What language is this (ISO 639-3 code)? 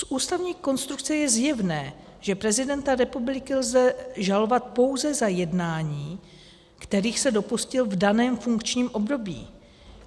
ces